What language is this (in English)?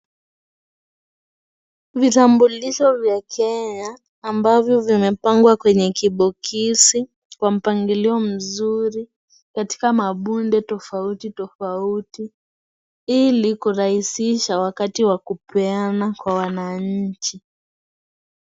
Swahili